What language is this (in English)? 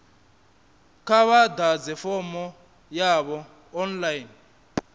Venda